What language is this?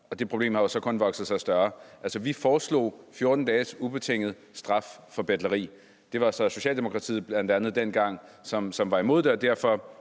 Danish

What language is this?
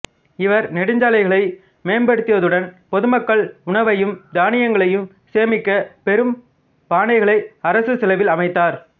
Tamil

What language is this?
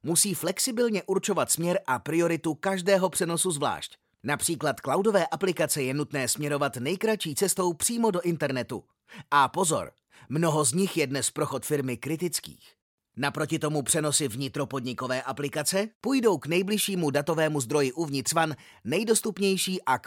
Czech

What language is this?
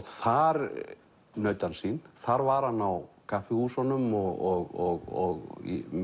Icelandic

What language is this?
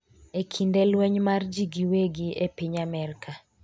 Luo (Kenya and Tanzania)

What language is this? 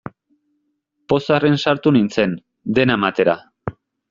Basque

